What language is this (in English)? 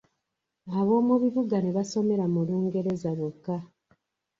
Ganda